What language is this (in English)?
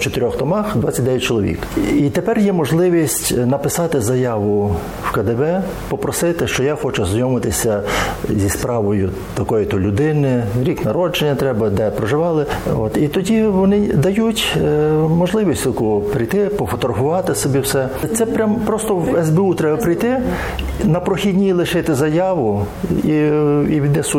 Ukrainian